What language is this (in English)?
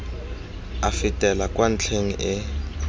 Tswana